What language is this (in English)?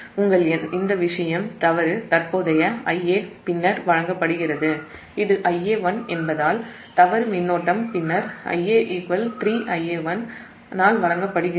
Tamil